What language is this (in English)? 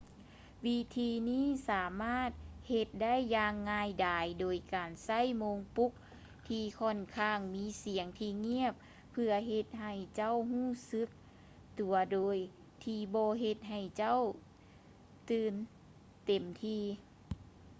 Lao